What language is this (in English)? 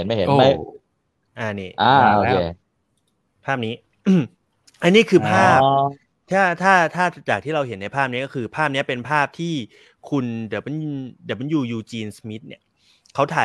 Thai